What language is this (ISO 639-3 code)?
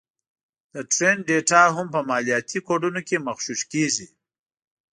pus